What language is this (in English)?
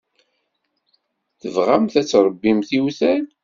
Kabyle